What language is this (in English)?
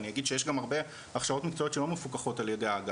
Hebrew